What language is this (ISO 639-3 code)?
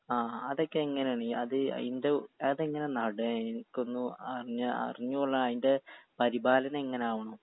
mal